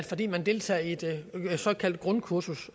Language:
Danish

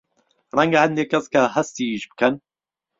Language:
Central Kurdish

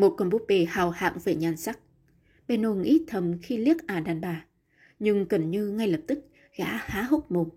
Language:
Vietnamese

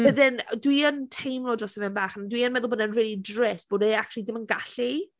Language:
Welsh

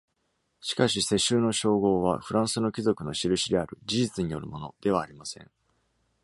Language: Japanese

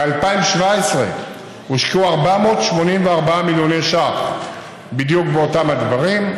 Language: Hebrew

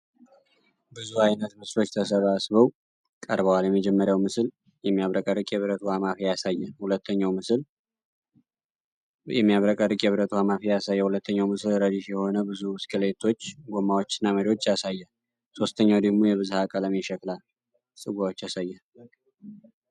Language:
Amharic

